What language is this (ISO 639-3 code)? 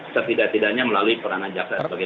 ind